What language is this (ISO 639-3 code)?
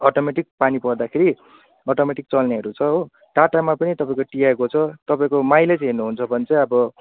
nep